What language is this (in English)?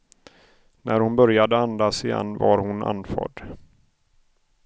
Swedish